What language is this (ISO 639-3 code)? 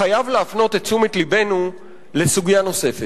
heb